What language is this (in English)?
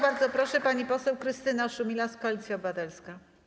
Polish